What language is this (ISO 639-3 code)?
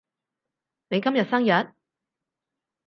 yue